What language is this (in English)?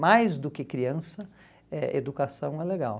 Portuguese